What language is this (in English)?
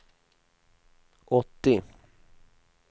Swedish